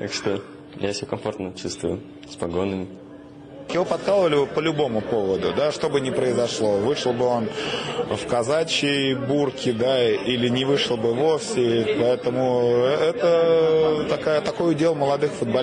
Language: Russian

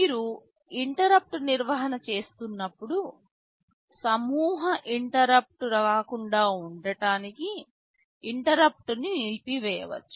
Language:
Telugu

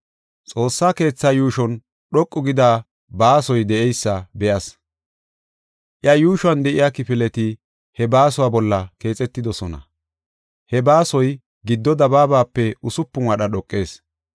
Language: Gofa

